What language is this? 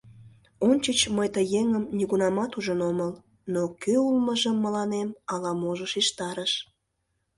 Mari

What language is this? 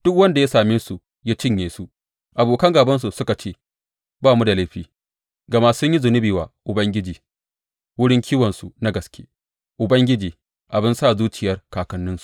Hausa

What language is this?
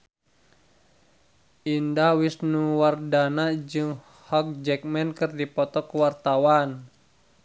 Sundanese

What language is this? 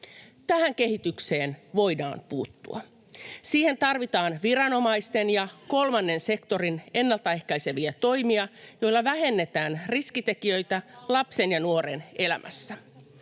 Finnish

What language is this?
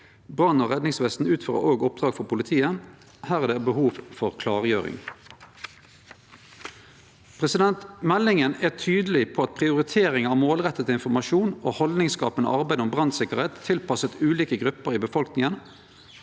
Norwegian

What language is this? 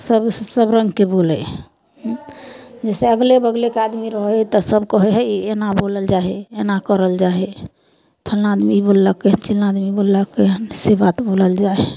Maithili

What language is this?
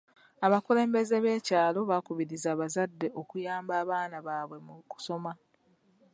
Ganda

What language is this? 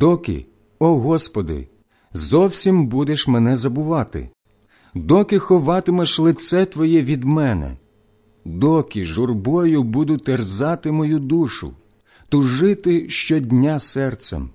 Ukrainian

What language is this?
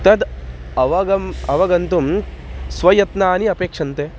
Sanskrit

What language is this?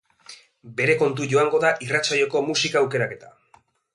Basque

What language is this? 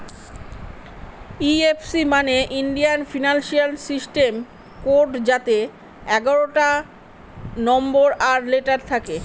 Bangla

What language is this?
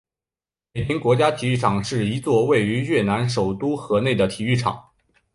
Chinese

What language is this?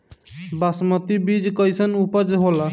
Bhojpuri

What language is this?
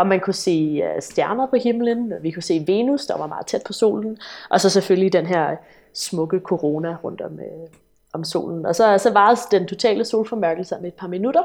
Danish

